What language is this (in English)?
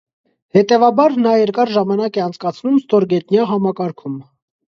Armenian